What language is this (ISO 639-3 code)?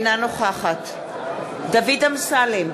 heb